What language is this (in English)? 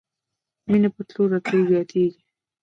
Pashto